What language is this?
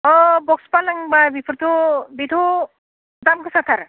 Bodo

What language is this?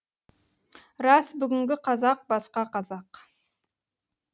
Kazakh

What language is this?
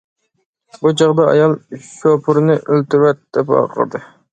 Uyghur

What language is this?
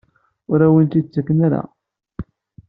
Kabyle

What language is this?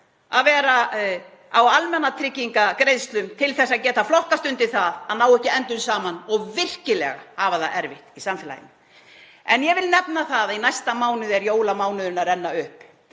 Icelandic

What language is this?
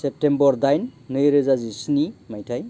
Bodo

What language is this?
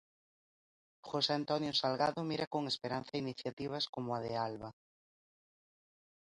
Galician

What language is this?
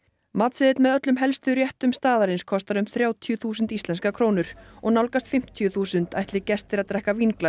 Icelandic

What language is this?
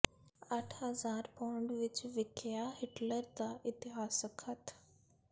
Punjabi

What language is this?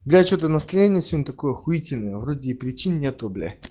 Russian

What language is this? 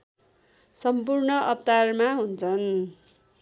Nepali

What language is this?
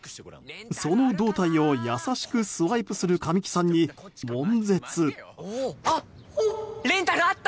Japanese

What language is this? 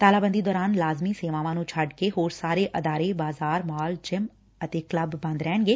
Punjabi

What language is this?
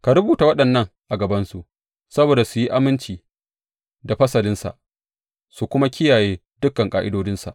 Hausa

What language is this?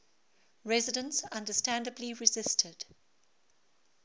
English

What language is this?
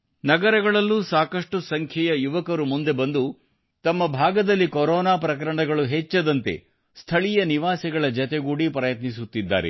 Kannada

